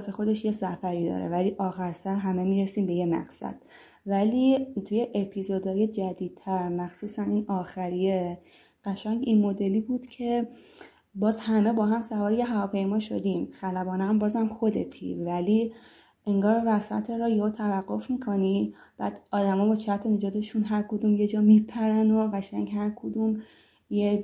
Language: Persian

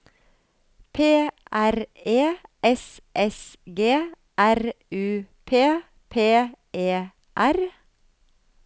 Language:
Norwegian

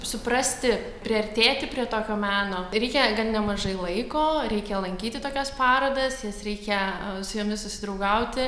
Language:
Lithuanian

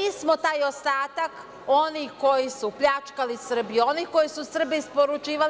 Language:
Serbian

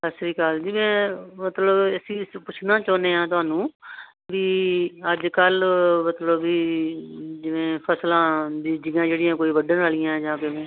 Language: Punjabi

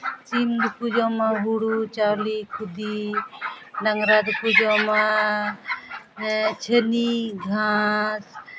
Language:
Santali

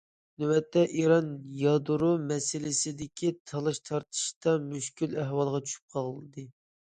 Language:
Uyghur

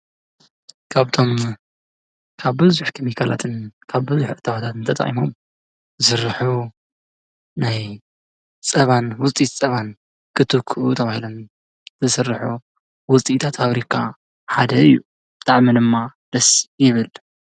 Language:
Tigrinya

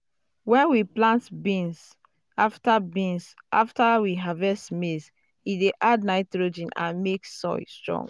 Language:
Nigerian Pidgin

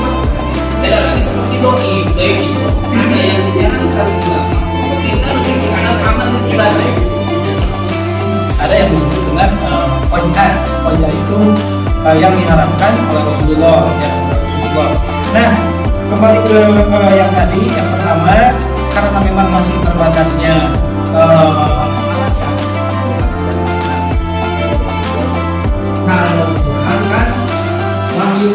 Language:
Indonesian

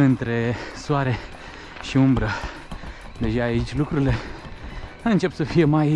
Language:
Romanian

